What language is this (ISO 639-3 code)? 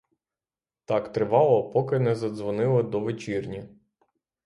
ukr